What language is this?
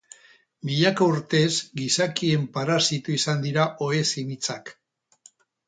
Basque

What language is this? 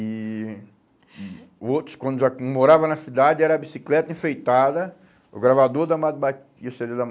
Portuguese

